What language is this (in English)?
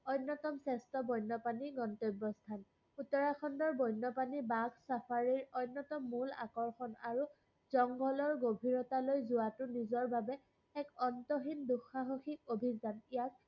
Assamese